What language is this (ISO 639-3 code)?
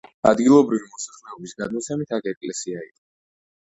kat